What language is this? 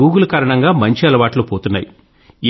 Telugu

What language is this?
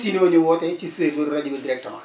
Wolof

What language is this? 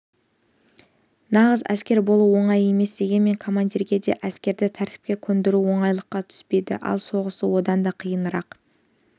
Kazakh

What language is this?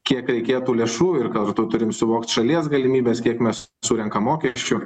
Lithuanian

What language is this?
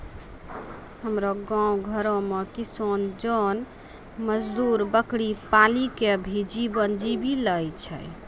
Maithili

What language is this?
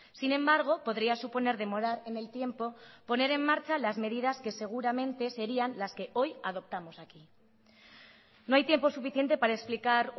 Spanish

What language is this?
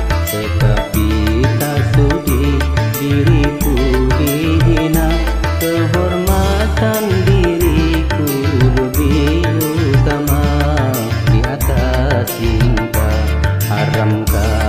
Indonesian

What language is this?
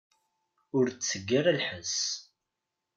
Kabyle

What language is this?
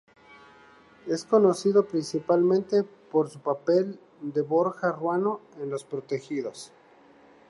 Spanish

